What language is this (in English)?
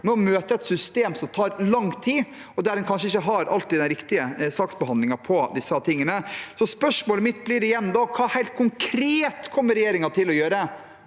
Norwegian